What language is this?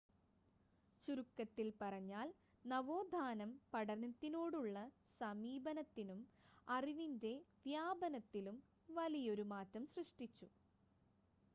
Malayalam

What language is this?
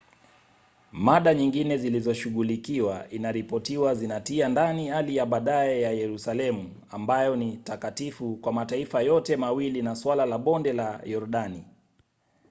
Swahili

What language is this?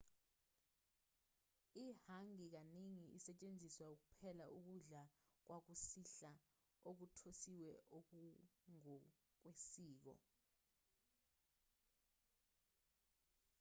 Zulu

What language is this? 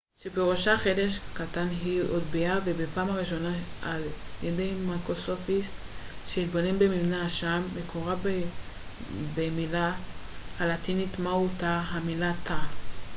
Hebrew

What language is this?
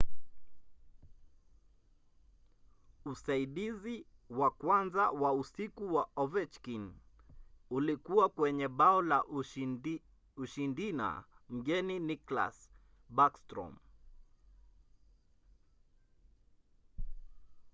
Swahili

